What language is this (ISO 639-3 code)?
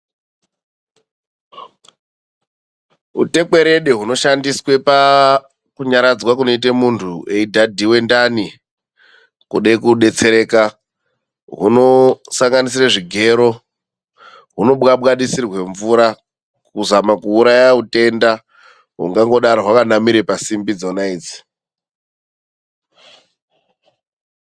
ndc